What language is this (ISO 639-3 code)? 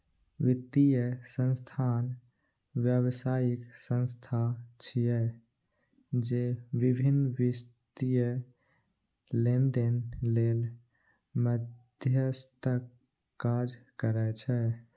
mai